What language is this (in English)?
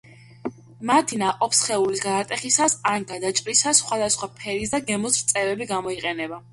Georgian